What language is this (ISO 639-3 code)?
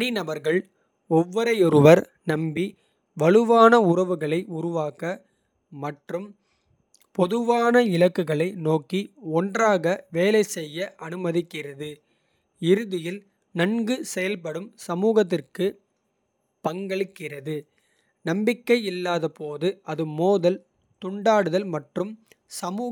kfe